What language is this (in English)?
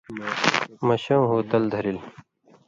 Indus Kohistani